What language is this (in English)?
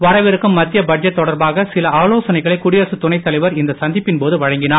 Tamil